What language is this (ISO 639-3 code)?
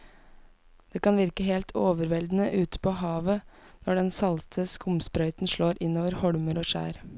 nor